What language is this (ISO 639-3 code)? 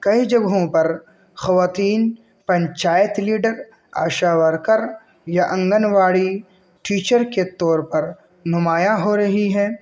urd